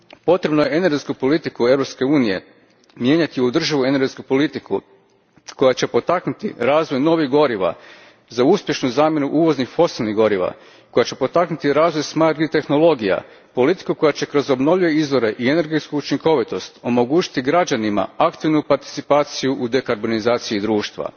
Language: Croatian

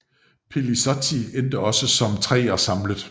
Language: Danish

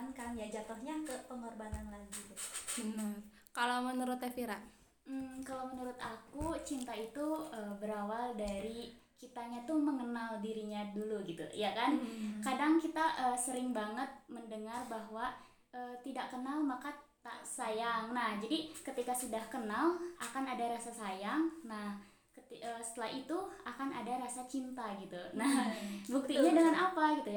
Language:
Indonesian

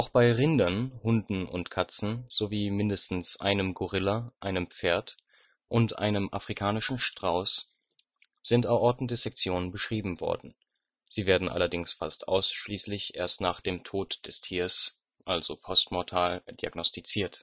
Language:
German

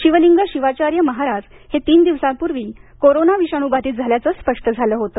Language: Marathi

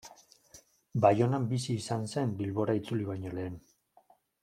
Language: Basque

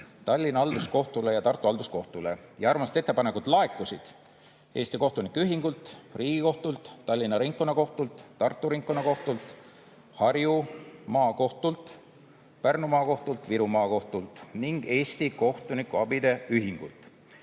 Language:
Estonian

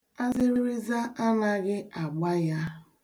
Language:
Igbo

